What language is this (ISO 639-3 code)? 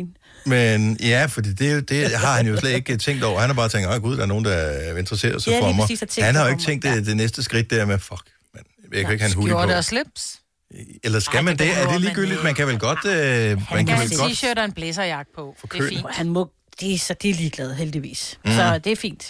dan